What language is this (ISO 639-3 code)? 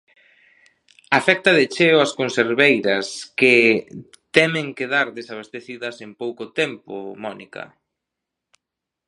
glg